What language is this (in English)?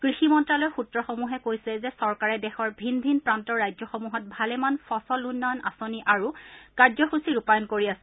Assamese